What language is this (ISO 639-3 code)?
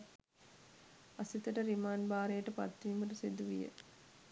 sin